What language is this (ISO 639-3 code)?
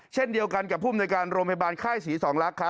tha